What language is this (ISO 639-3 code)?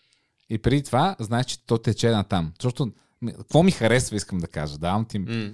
bul